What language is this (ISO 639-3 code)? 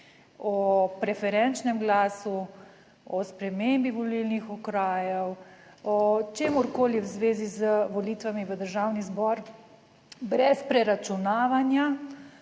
slv